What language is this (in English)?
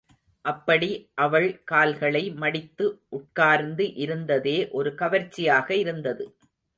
Tamil